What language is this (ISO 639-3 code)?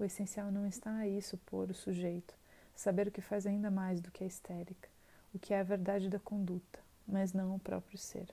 por